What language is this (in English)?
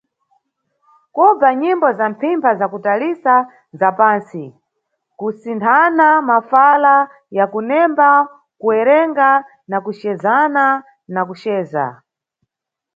Nyungwe